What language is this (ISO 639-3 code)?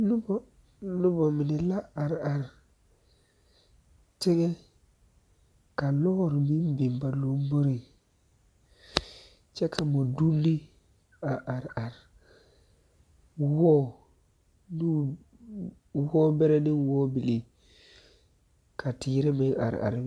dga